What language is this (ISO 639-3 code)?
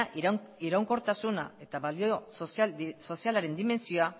eus